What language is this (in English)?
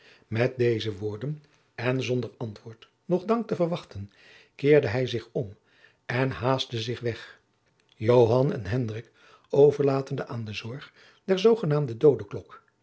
Dutch